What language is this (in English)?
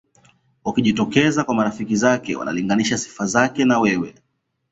Swahili